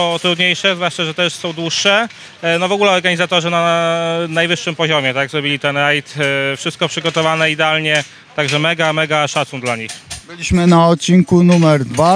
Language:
Polish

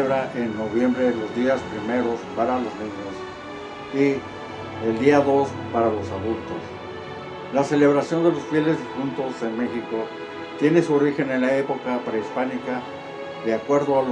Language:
Spanish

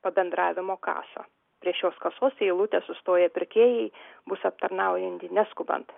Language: Lithuanian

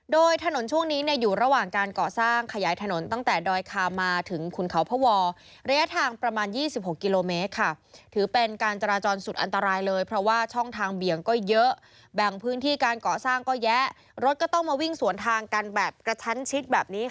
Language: Thai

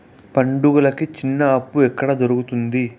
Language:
Telugu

